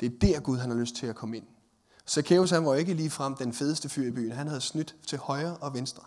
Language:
Danish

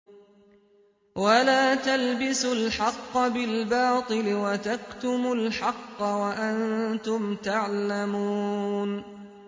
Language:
Arabic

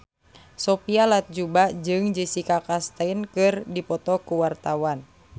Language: Sundanese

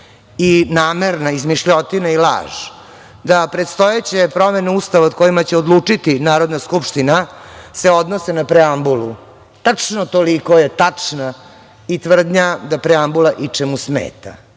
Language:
Serbian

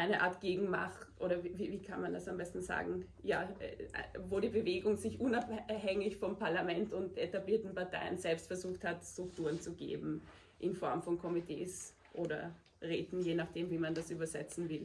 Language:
German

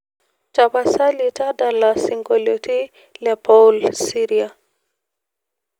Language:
Masai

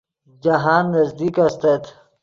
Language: Yidgha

